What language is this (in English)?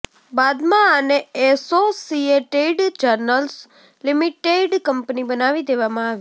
Gujarati